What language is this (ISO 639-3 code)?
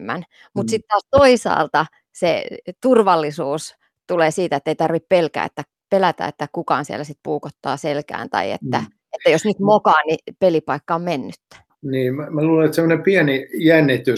fin